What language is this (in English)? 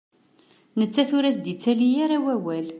Kabyle